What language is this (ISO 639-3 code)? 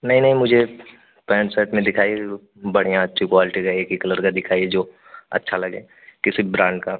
hin